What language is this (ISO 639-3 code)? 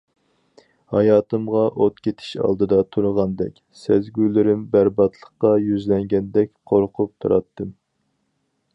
uig